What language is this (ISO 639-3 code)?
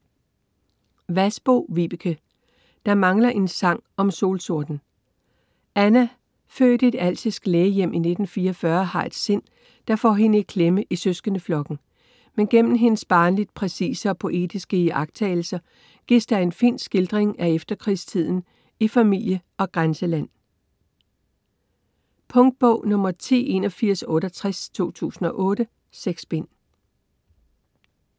dan